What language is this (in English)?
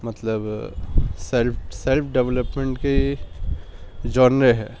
Urdu